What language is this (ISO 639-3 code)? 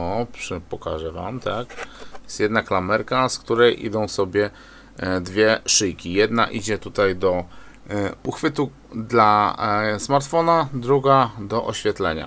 pol